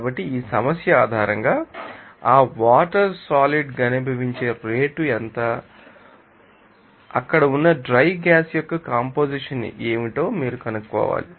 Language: Telugu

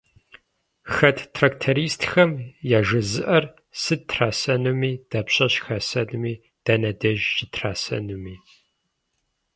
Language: Kabardian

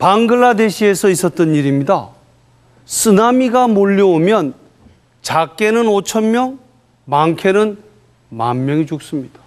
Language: Korean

